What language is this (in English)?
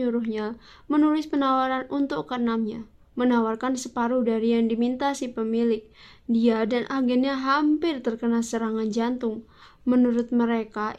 Indonesian